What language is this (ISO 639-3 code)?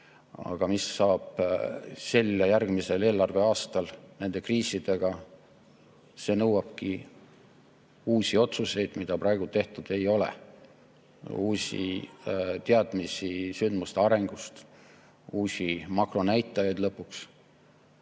est